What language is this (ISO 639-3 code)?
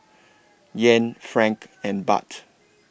eng